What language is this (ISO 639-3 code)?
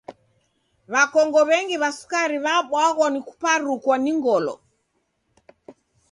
dav